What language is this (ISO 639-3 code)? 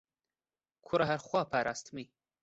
ckb